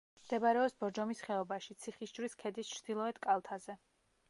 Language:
Georgian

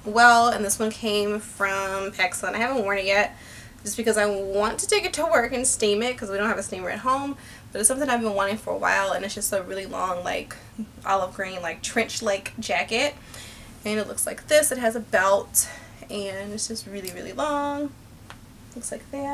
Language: English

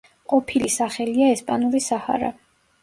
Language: Georgian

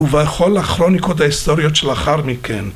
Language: Hebrew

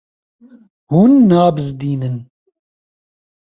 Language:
Kurdish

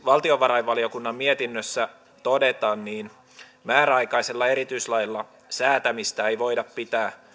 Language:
Finnish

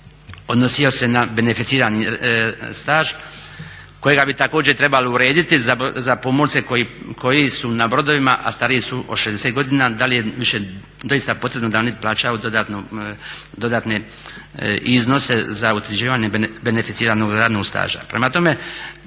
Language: Croatian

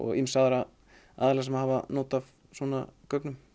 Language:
Icelandic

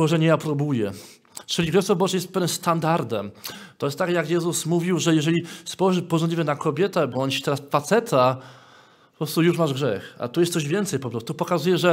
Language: Polish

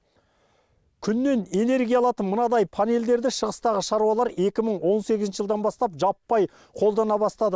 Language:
Kazakh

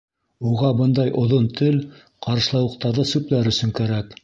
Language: Bashkir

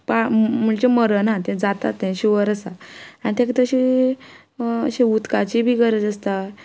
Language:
Konkani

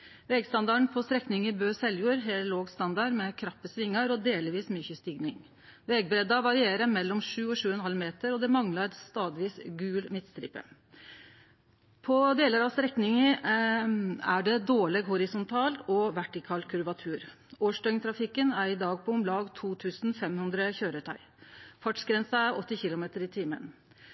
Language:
Norwegian Nynorsk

